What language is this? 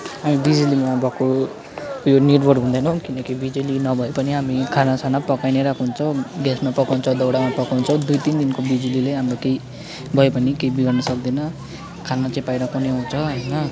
Nepali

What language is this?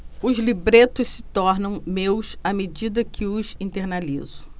Portuguese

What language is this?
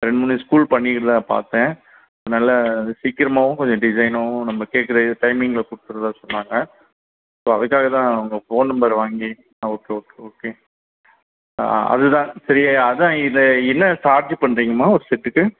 Tamil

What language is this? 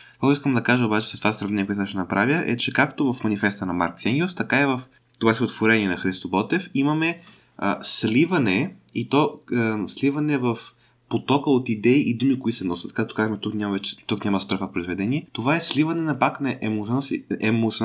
Bulgarian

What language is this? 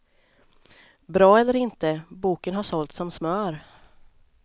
Swedish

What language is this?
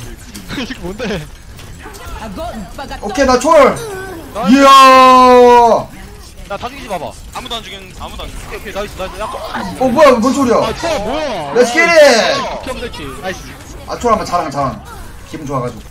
Korean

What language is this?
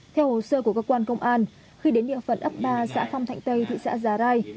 Vietnamese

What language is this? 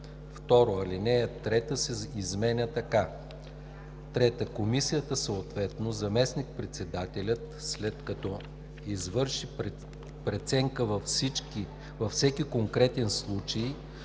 Bulgarian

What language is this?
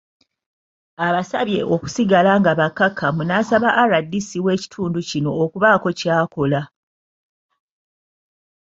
Ganda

